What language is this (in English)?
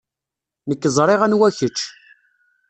Kabyle